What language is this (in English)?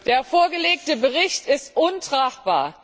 German